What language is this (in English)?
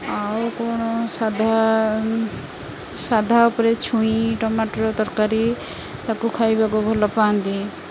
Odia